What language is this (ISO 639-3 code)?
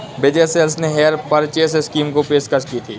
hin